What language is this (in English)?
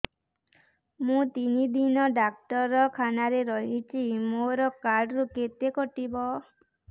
Odia